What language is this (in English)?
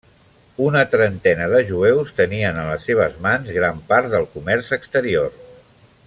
Catalan